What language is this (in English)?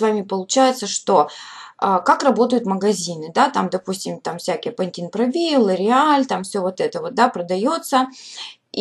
Russian